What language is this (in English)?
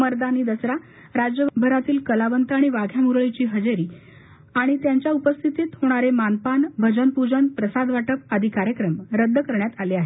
Marathi